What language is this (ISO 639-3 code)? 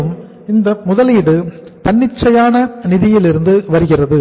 tam